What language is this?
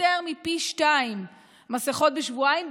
Hebrew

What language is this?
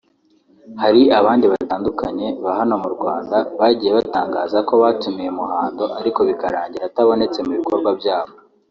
Kinyarwanda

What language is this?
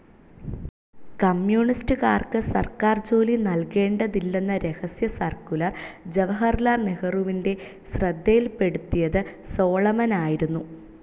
Malayalam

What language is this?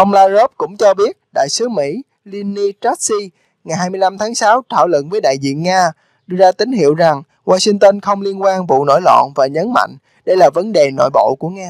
Vietnamese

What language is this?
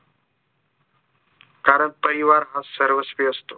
Marathi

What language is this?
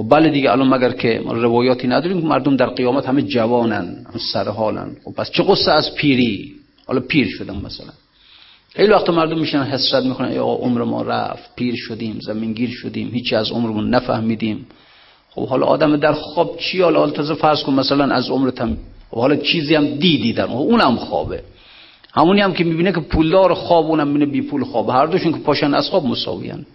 Persian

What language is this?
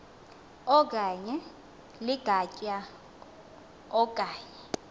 Xhosa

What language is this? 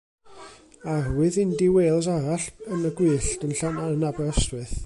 Welsh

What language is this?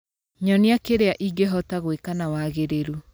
Kikuyu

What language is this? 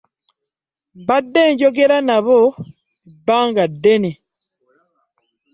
Ganda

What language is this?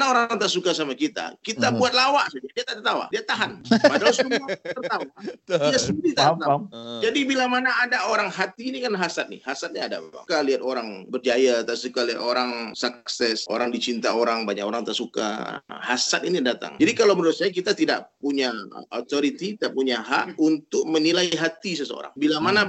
Malay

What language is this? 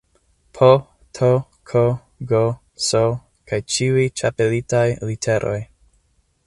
Esperanto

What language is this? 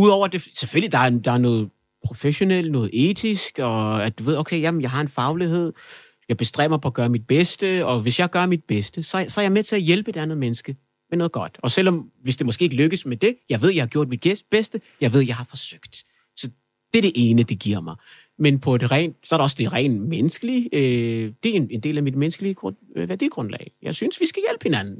Danish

